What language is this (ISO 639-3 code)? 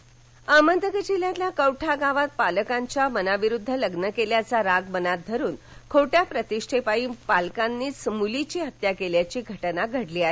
mar